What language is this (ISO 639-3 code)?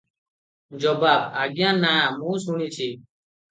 ori